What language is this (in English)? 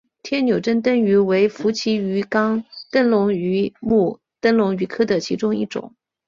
Chinese